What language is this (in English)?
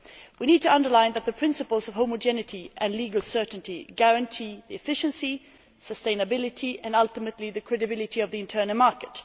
English